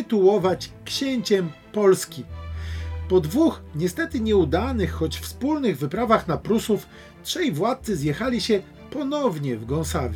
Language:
Polish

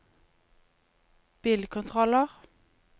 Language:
Norwegian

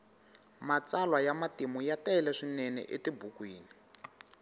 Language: Tsonga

